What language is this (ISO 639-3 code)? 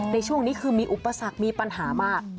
tha